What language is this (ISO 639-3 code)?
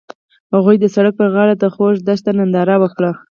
pus